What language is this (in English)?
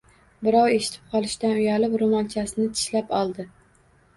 Uzbek